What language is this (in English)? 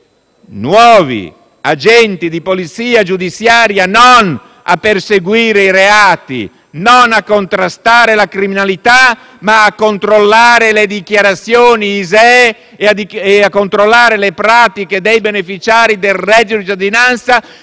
Italian